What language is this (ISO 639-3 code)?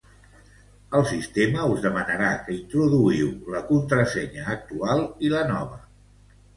cat